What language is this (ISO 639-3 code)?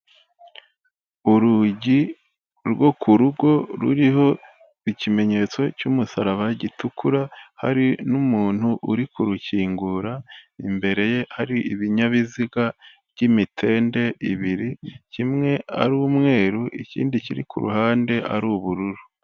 kin